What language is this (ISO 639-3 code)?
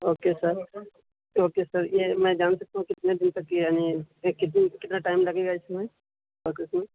urd